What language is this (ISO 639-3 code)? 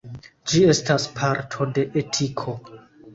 epo